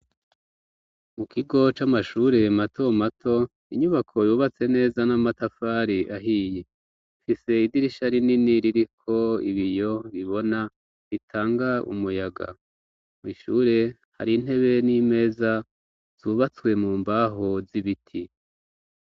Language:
Rundi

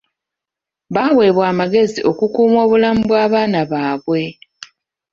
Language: Ganda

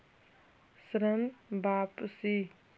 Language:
Magahi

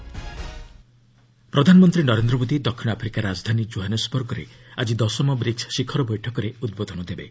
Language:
Odia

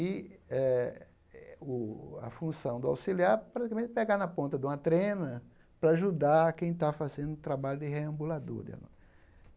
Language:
Portuguese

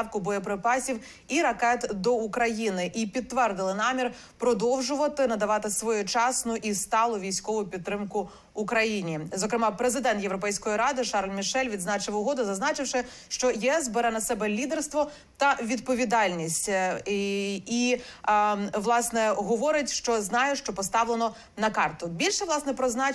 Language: Ukrainian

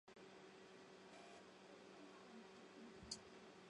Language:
Chinese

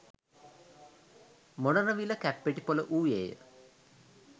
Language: Sinhala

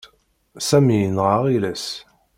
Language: Kabyle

